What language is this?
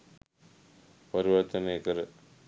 Sinhala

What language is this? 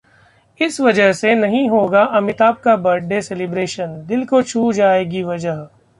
Hindi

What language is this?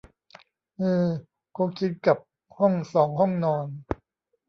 Thai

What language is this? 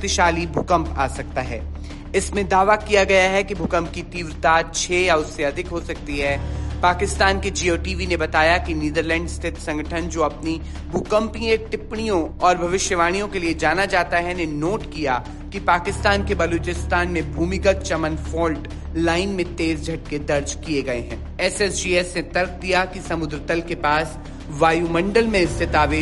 Hindi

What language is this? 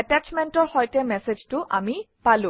Assamese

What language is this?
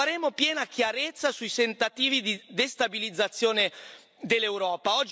Italian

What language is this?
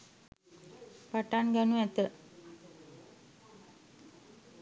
Sinhala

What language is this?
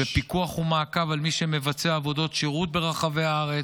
Hebrew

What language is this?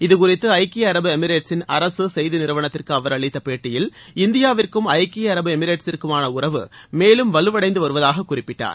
Tamil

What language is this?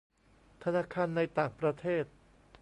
Thai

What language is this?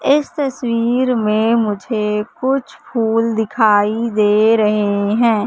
Hindi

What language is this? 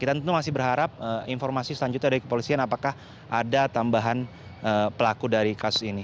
Indonesian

